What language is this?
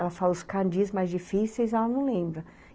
Portuguese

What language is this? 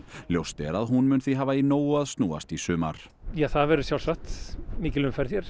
Icelandic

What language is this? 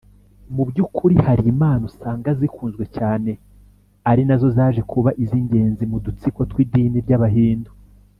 Kinyarwanda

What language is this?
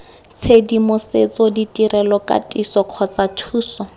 Tswana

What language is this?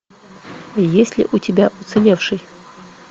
Russian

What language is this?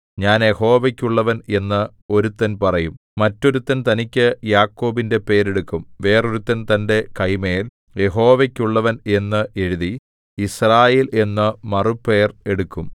Malayalam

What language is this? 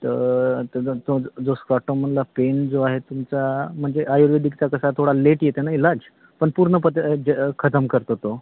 Marathi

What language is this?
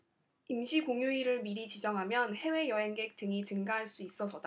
Korean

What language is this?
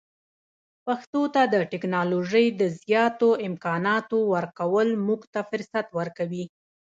Pashto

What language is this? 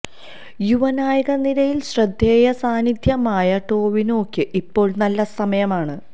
Malayalam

